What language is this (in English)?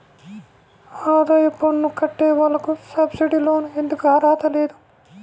Telugu